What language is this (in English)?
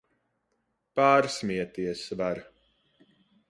Latvian